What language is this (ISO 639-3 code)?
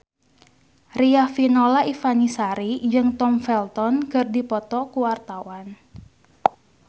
sun